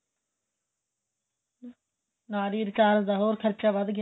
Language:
Punjabi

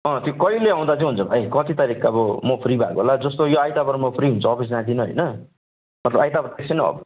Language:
Nepali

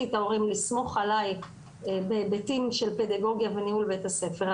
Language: Hebrew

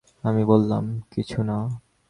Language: Bangla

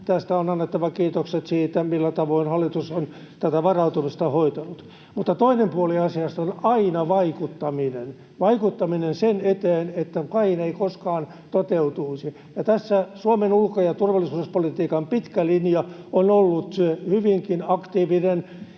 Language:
Finnish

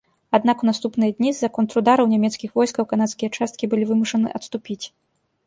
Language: Belarusian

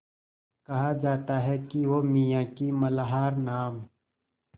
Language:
Hindi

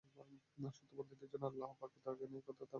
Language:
Bangla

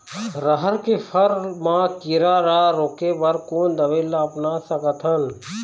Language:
Chhattisgarhi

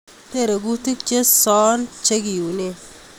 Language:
Kalenjin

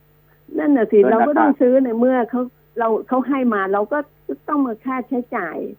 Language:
Thai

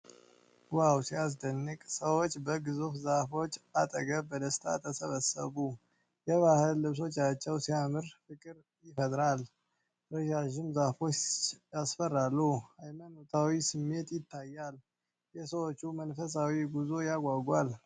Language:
Amharic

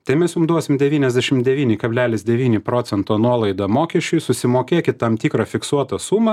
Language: Lithuanian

